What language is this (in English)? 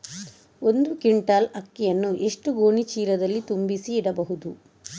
Kannada